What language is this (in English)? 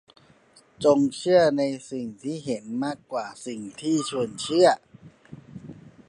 Thai